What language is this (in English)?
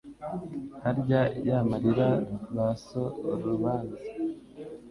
Kinyarwanda